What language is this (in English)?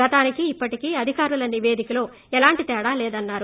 Telugu